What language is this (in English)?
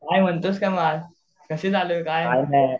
Marathi